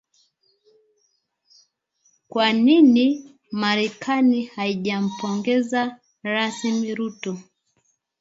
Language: Swahili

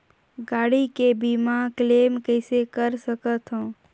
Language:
Chhattisgarhi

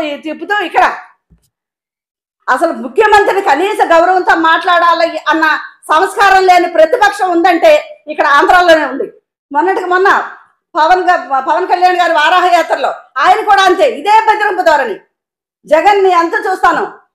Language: Hindi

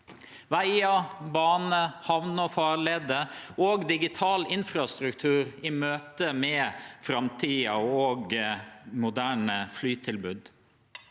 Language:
Norwegian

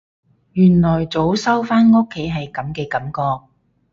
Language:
Cantonese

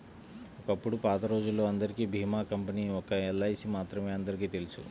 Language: Telugu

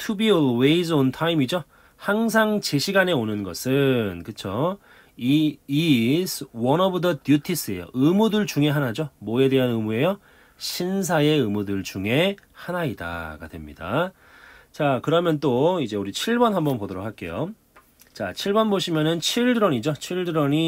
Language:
Korean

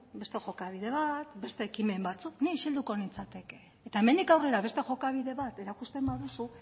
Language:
Basque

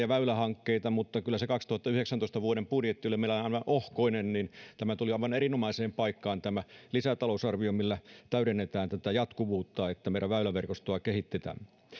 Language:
Finnish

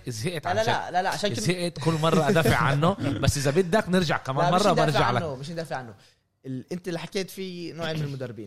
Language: Arabic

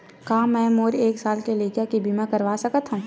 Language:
Chhattisgarhi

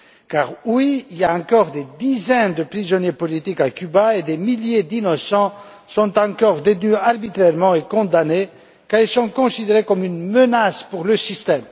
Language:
French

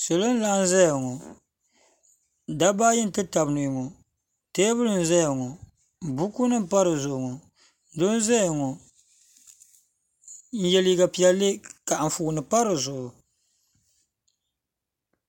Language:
Dagbani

